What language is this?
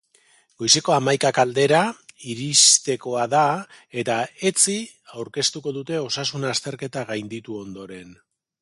Basque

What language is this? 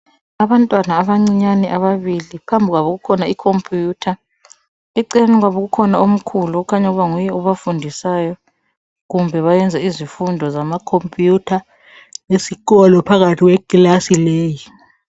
North Ndebele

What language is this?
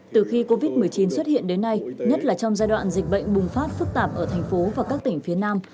Vietnamese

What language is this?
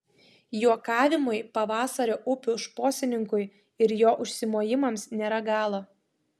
Lithuanian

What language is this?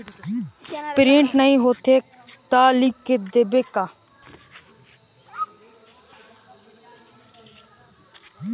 Chhattisgarhi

